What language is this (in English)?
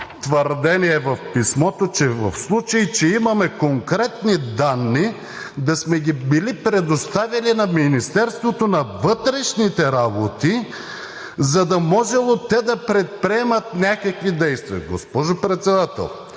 Bulgarian